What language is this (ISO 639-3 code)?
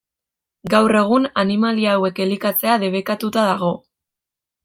eus